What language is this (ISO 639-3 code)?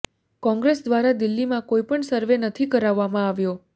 guj